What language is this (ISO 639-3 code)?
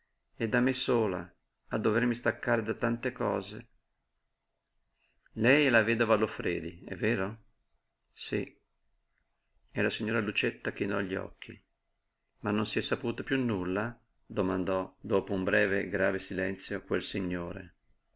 ita